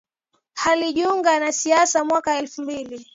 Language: Swahili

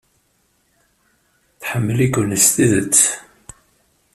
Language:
Kabyle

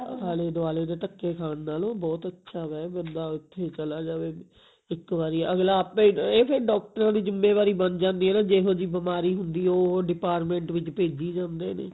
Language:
Punjabi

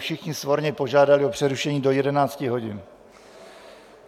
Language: Czech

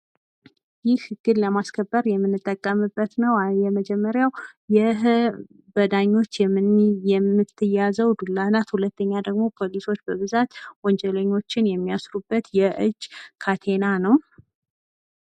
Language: Amharic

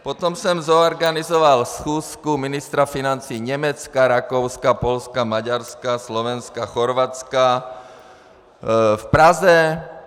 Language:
Czech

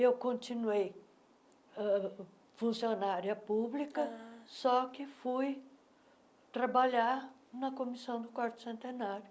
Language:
Portuguese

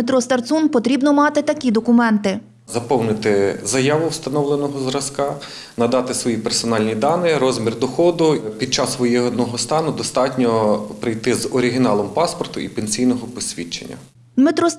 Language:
Ukrainian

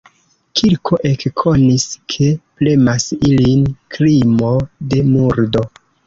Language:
Esperanto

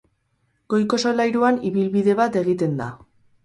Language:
Basque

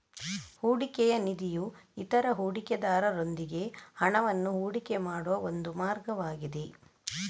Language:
Kannada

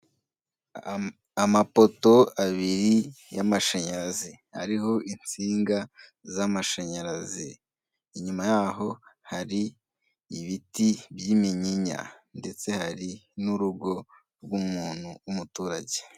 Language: Kinyarwanda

